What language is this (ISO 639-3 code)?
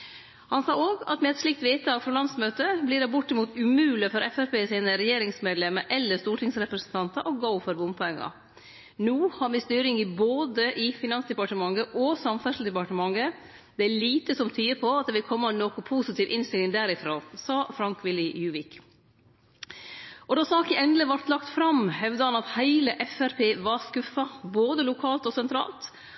nno